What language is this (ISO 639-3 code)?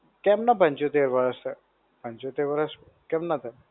guj